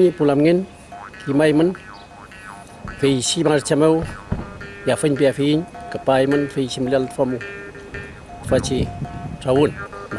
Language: Romanian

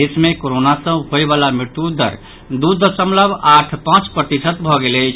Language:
Maithili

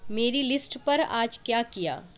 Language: Urdu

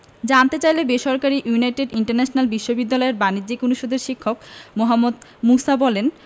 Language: Bangla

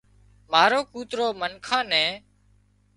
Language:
Wadiyara Koli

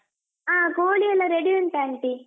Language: Kannada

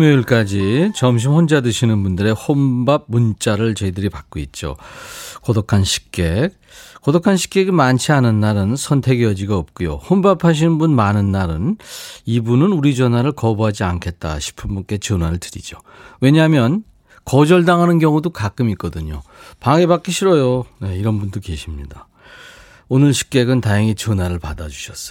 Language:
Korean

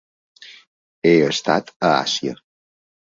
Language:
Catalan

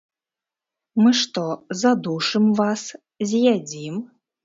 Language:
Belarusian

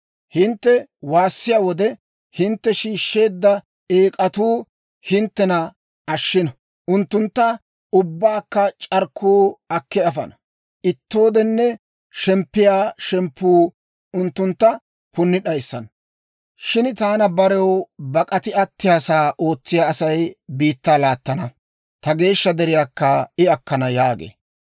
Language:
Dawro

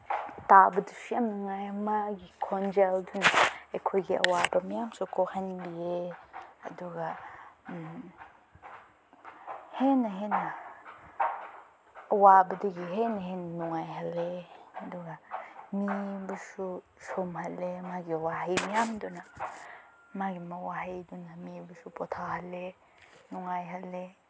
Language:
Manipuri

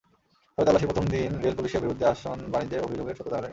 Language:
Bangla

